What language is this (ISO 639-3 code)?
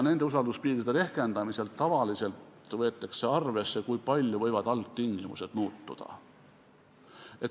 est